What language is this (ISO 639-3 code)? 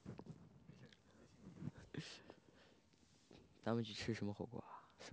zho